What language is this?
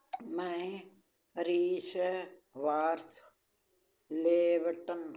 Punjabi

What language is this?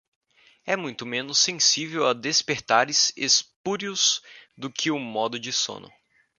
Portuguese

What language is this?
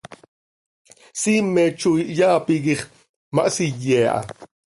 Seri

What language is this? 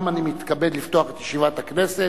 Hebrew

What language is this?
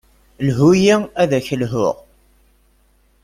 Kabyle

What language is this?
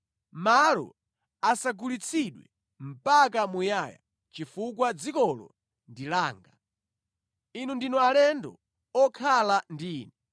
Nyanja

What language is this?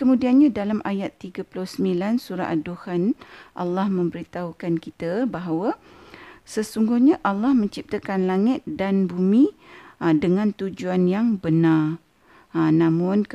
Malay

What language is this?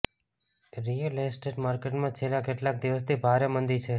Gujarati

